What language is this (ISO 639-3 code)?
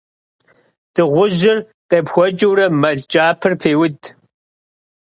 kbd